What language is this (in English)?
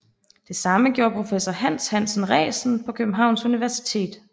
Danish